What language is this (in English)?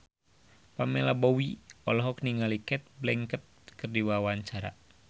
Sundanese